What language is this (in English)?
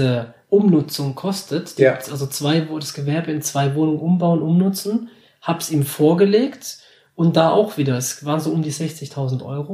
German